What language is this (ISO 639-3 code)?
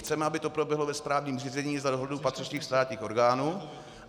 ces